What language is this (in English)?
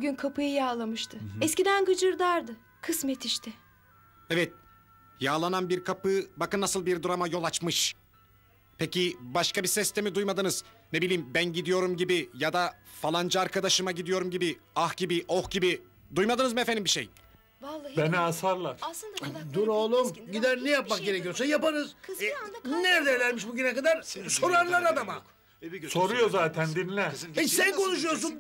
Turkish